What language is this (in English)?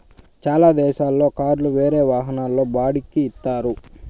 Telugu